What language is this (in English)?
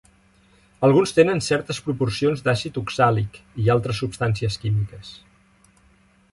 Catalan